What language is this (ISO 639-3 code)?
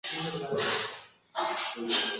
spa